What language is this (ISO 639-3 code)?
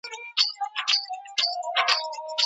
pus